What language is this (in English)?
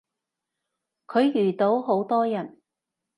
Cantonese